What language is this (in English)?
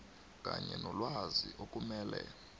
South Ndebele